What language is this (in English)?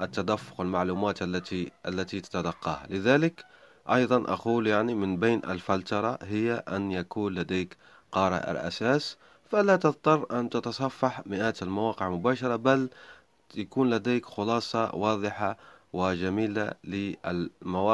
Arabic